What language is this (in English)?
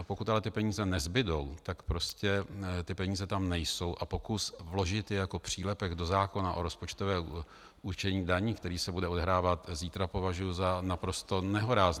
Czech